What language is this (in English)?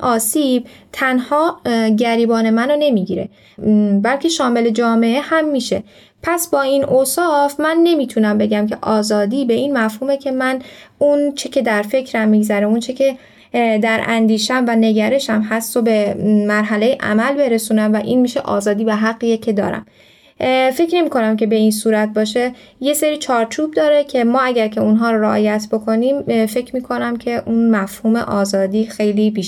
Persian